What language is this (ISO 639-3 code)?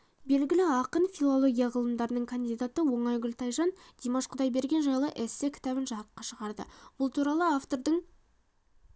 kaz